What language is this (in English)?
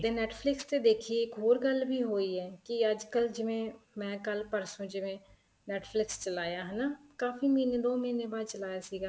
Punjabi